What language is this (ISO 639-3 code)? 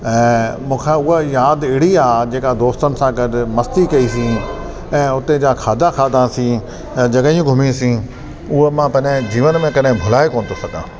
snd